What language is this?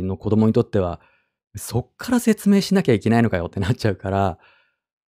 Japanese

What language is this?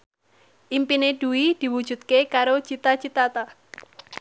Javanese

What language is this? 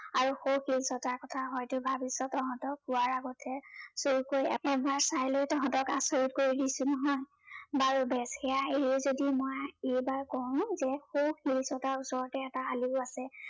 Assamese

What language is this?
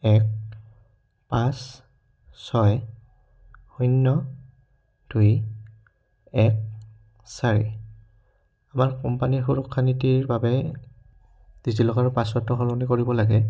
Assamese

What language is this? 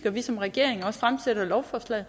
Danish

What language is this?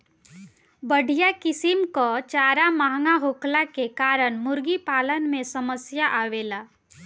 Bhojpuri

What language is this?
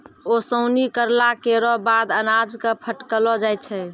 Maithili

